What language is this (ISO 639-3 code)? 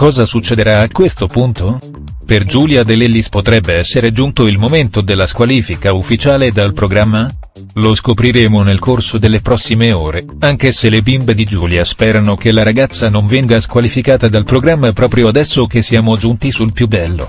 ita